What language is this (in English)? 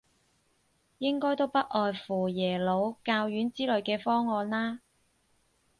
Cantonese